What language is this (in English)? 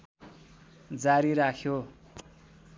Nepali